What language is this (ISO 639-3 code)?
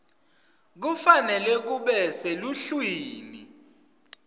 ssw